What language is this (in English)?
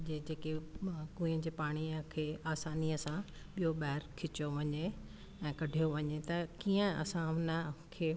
Sindhi